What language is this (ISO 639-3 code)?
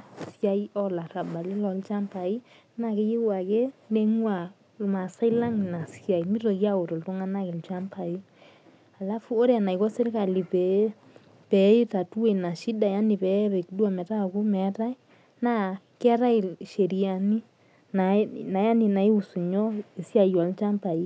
mas